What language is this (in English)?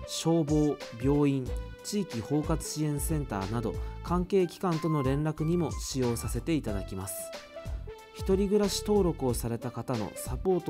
Japanese